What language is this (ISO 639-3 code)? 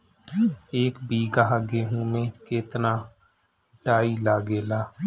bho